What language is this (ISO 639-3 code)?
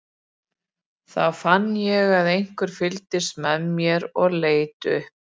isl